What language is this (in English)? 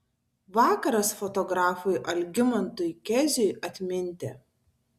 Lithuanian